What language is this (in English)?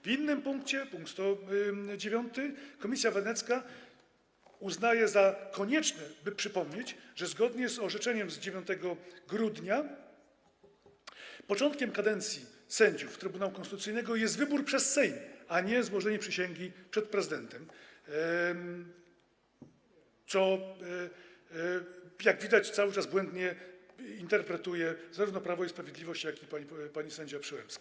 Polish